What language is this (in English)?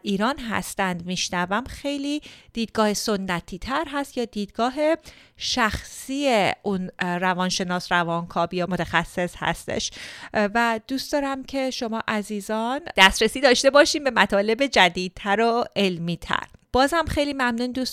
Persian